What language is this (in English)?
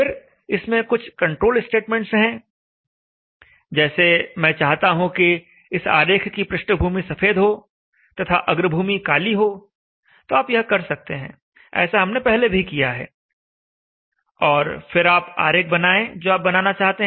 Hindi